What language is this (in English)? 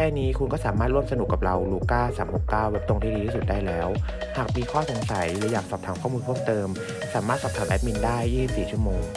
Thai